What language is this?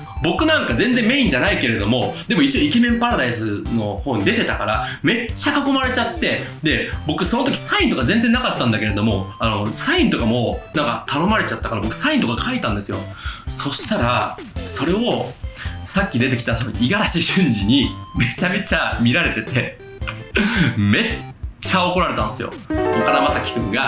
Japanese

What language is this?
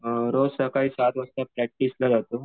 Marathi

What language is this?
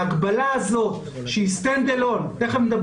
Hebrew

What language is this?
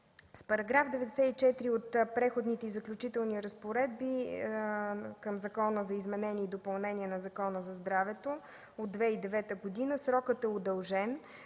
Bulgarian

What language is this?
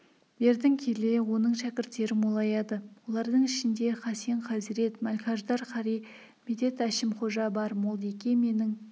Kazakh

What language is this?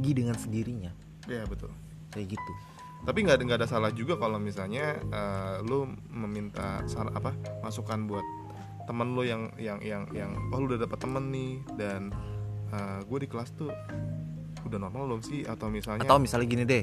Indonesian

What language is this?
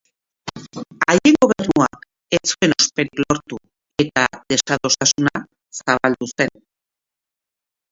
Basque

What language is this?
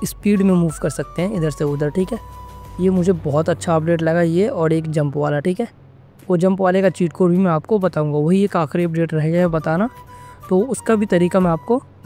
Hindi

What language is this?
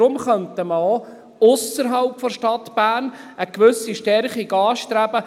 Swiss German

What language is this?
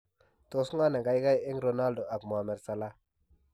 Kalenjin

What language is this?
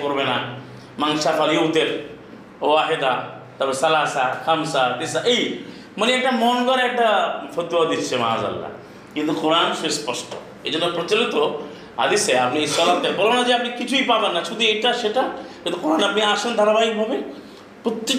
Bangla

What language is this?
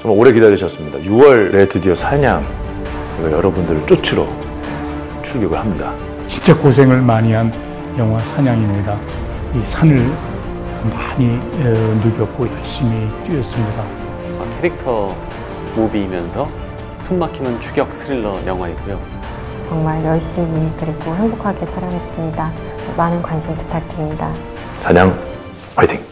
Korean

